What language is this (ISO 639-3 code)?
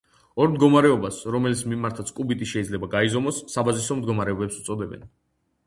kat